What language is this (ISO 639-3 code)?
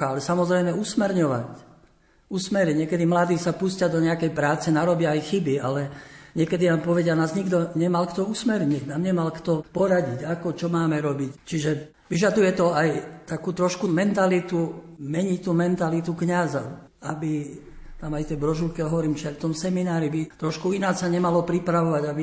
slk